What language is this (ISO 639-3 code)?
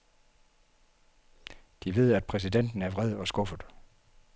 dan